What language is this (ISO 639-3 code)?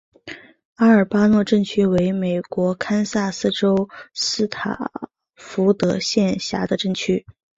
zho